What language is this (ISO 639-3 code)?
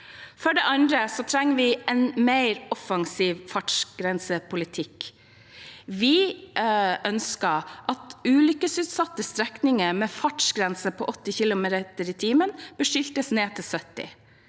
nor